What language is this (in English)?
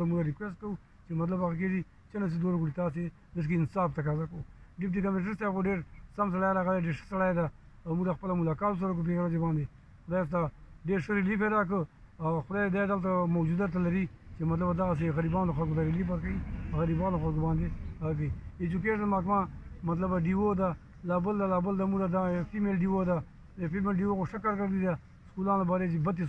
Romanian